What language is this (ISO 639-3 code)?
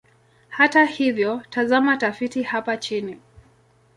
swa